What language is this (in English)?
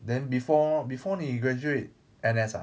English